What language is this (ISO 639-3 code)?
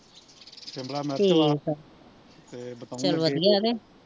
pan